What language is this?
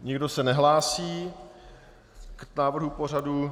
Czech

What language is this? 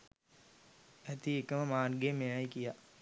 Sinhala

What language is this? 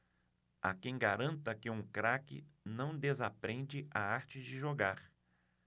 Portuguese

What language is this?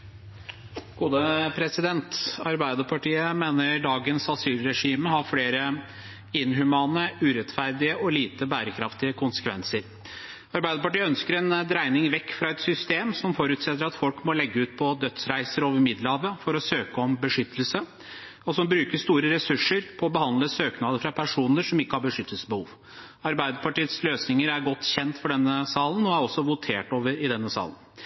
Norwegian Bokmål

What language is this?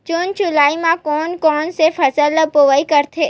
Chhattisgarhi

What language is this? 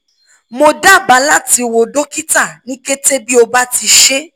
Yoruba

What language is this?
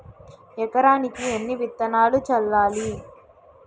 Telugu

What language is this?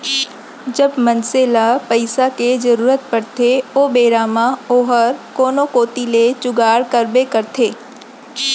Chhattisgarhi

